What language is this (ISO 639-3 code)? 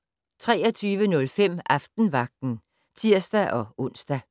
dan